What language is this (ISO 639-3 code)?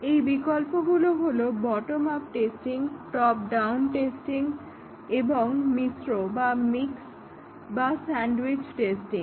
ben